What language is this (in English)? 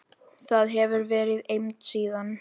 Icelandic